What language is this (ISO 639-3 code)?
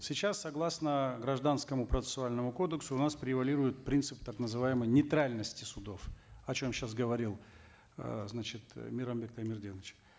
kaz